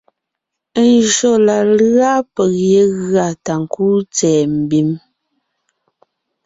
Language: Ngiemboon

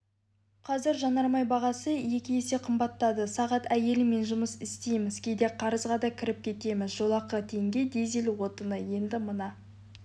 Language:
Kazakh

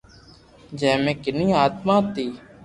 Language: Loarki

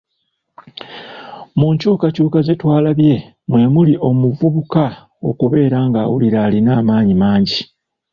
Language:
Ganda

